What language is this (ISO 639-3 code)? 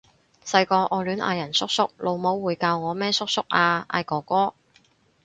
yue